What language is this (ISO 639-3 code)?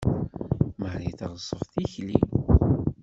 kab